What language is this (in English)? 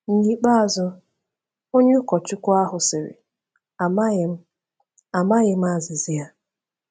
Igbo